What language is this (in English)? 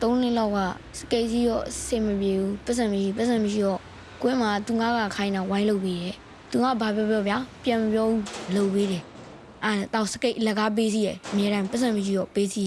Vietnamese